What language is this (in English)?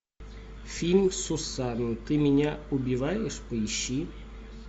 Russian